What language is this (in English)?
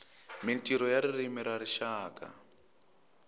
Tsonga